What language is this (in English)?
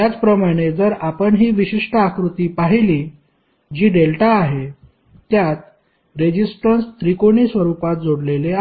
Marathi